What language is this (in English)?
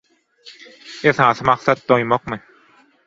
Turkmen